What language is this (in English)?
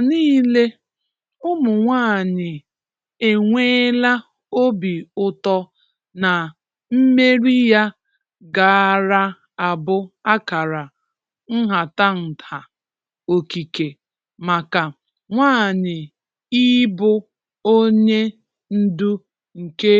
Igbo